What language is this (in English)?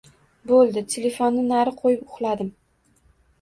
Uzbek